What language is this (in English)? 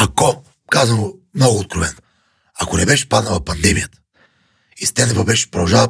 Bulgarian